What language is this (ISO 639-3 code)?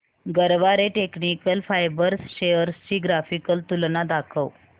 mar